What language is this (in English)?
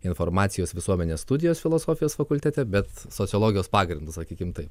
Lithuanian